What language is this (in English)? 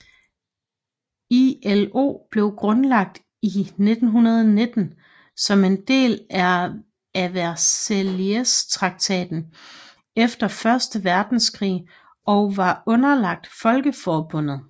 Danish